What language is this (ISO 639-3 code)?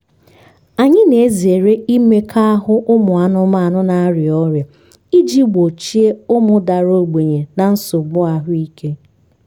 ibo